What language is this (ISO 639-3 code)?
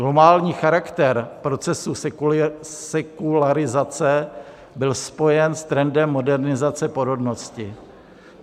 ces